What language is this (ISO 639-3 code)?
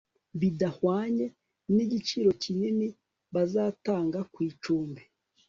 kin